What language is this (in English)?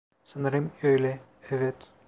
Turkish